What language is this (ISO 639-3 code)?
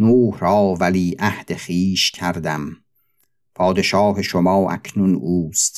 fas